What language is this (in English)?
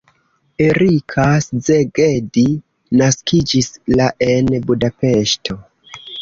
Esperanto